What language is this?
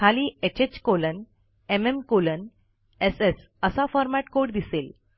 Marathi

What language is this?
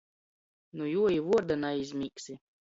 Latgalian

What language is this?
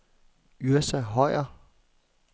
Danish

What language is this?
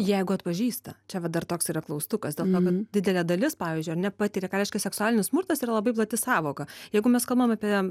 Lithuanian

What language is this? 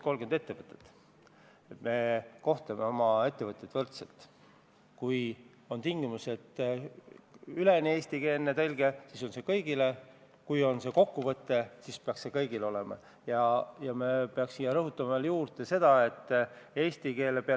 Estonian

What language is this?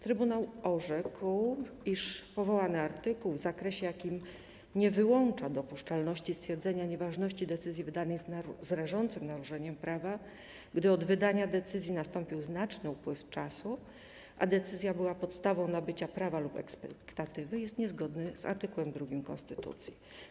Polish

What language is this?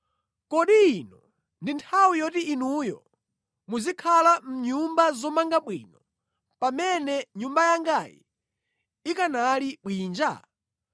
Nyanja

